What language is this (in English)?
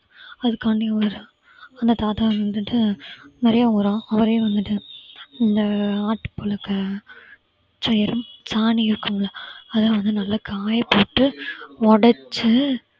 Tamil